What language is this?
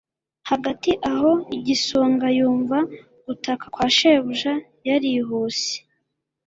Kinyarwanda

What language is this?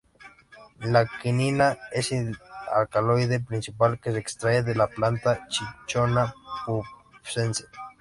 Spanish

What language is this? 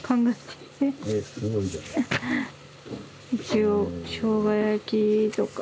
Japanese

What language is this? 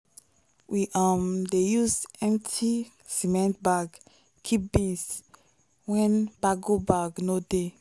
Nigerian Pidgin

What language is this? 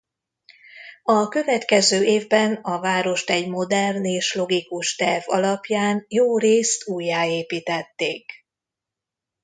Hungarian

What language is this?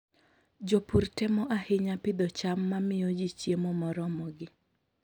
Luo (Kenya and Tanzania)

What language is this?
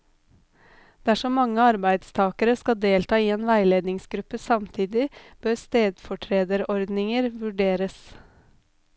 Norwegian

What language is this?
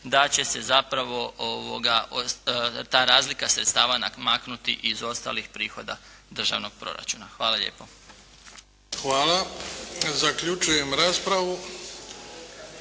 Croatian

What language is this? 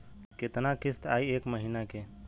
Bhojpuri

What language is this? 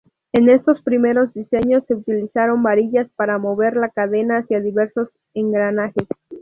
Spanish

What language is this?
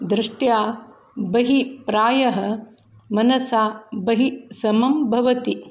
Sanskrit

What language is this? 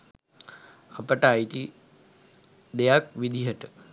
Sinhala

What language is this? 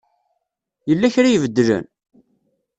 Kabyle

